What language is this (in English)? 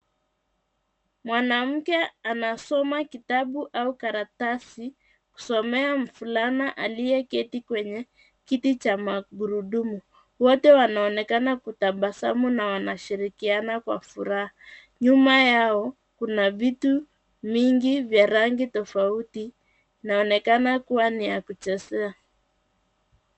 Swahili